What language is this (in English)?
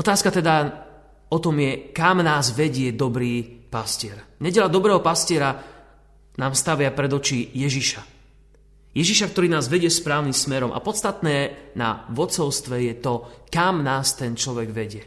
Slovak